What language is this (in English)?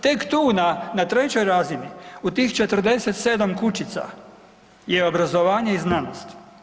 Croatian